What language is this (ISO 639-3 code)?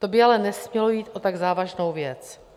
ces